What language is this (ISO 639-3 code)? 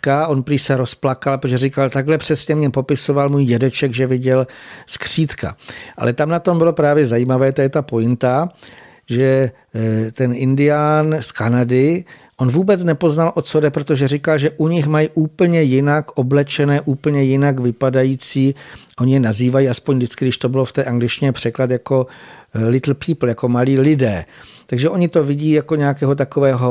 ces